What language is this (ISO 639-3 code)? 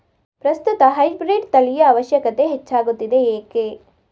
kan